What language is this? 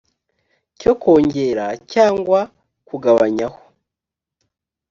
Kinyarwanda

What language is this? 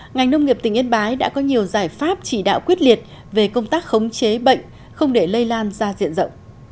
Vietnamese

